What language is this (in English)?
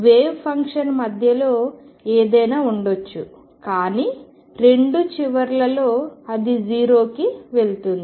Telugu